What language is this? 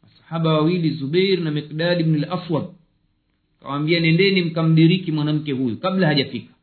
Swahili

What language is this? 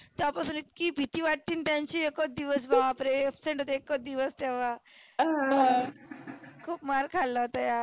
Marathi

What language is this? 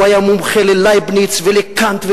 Hebrew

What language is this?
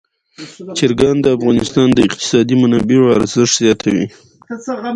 Pashto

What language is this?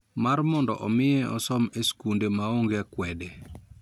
Luo (Kenya and Tanzania)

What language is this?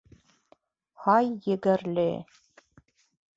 Bashkir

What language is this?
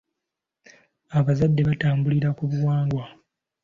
Ganda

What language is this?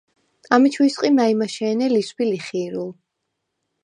Svan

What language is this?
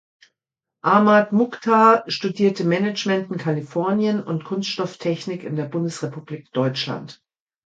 German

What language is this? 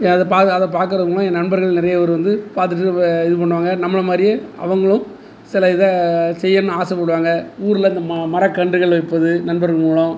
Tamil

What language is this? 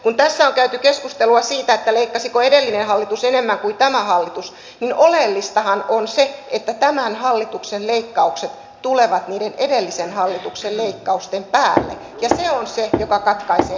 Finnish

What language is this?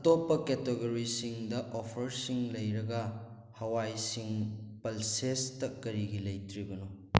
Manipuri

